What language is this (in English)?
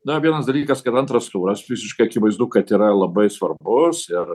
Lithuanian